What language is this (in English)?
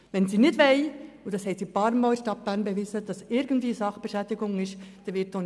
Swiss German